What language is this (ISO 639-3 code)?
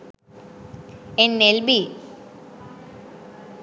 sin